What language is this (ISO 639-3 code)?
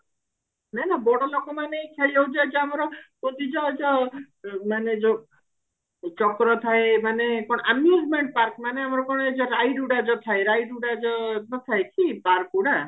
ori